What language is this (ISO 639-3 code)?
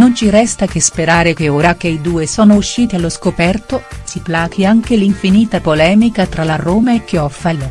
ita